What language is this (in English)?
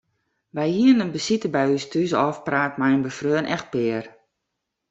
Western Frisian